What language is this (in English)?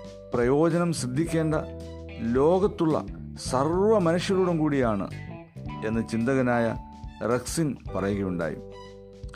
Malayalam